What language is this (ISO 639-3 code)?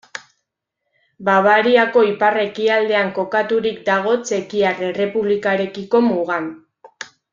eus